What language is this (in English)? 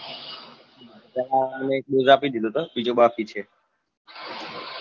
Gujarati